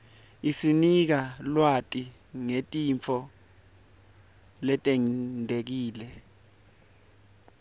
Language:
Swati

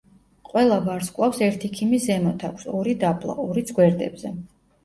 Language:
Georgian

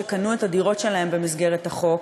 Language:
Hebrew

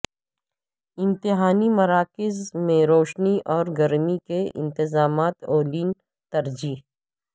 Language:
Urdu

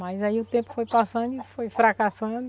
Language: Portuguese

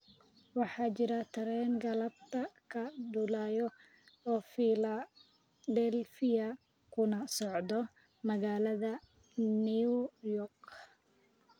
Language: Somali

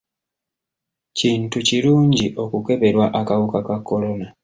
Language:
Ganda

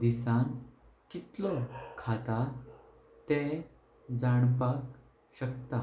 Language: Konkani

